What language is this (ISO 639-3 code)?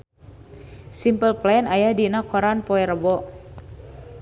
sun